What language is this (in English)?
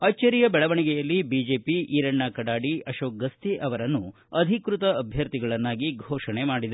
Kannada